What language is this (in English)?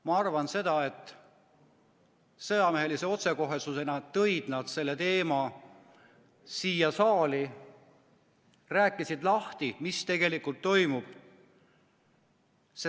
Estonian